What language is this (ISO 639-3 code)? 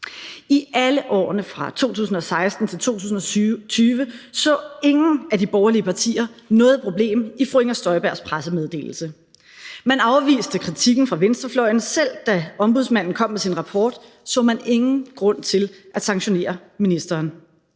dan